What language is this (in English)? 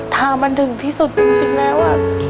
Thai